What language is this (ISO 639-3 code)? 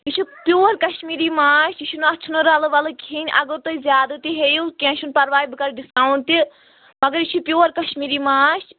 kas